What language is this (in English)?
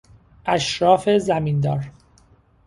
Persian